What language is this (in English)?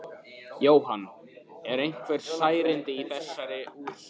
Icelandic